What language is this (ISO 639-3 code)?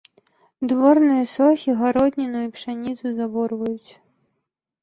bel